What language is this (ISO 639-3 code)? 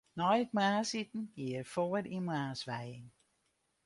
fry